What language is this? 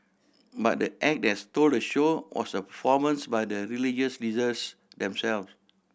English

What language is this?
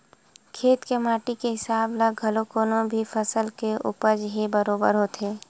Chhattisgarhi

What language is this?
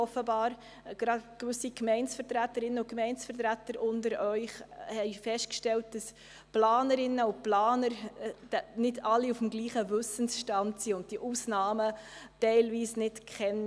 Swiss German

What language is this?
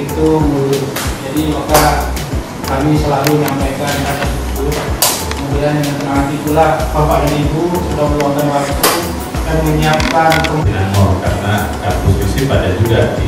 Indonesian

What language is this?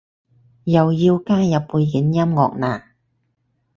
Cantonese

